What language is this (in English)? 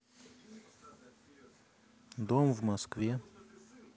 Russian